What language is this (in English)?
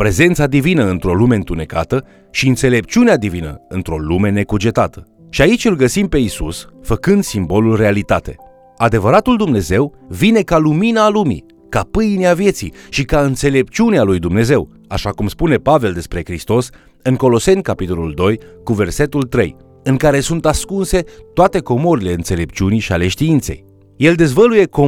Romanian